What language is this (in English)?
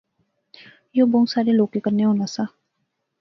Pahari-Potwari